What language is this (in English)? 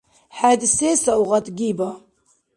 Dargwa